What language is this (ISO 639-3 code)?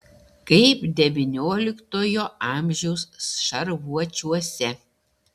lit